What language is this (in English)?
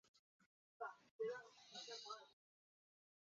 Chinese